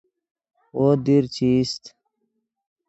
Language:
Yidgha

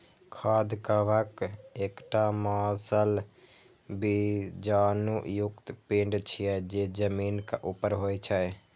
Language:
Maithili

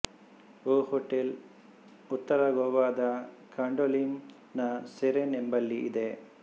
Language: Kannada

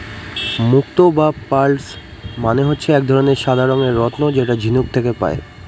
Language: Bangla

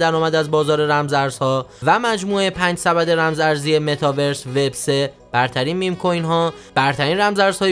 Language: Persian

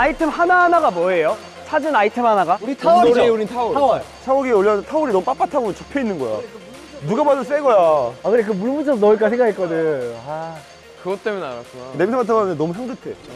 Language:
Korean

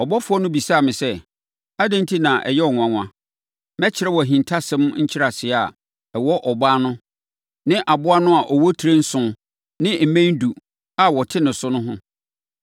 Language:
Akan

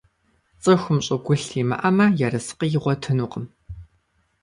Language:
Kabardian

